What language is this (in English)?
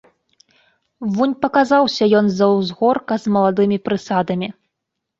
Belarusian